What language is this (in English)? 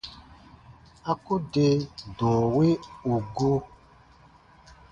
Baatonum